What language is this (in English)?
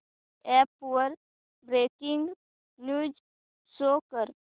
Marathi